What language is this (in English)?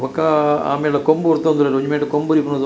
Tulu